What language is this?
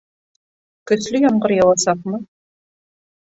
Bashkir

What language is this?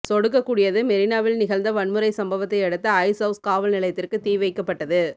Tamil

